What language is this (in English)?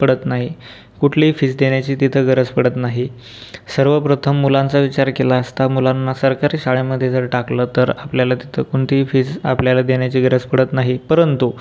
Marathi